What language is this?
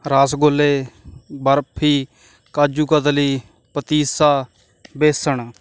Punjabi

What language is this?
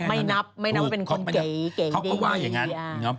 Thai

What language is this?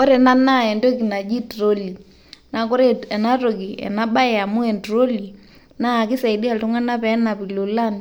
Masai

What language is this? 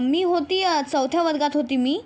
Marathi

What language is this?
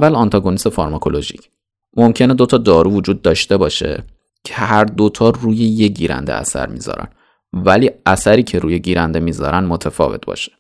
Persian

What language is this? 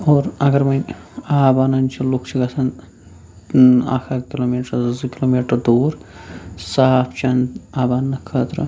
Kashmiri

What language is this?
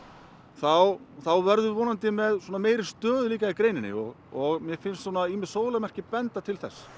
Icelandic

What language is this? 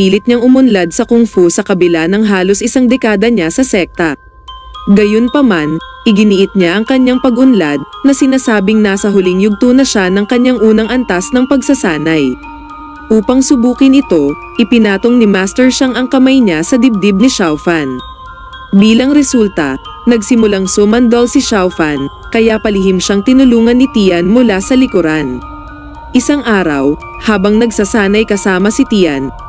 Filipino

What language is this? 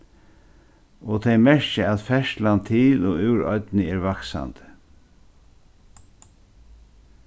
Faroese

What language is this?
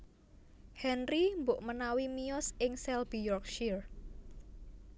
Javanese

